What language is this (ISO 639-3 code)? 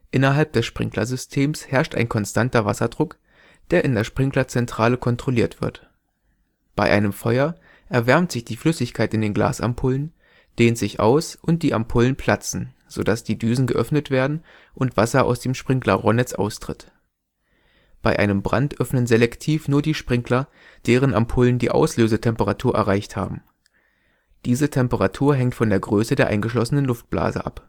deu